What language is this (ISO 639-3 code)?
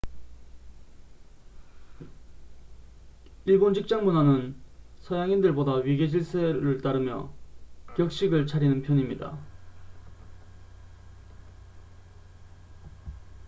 kor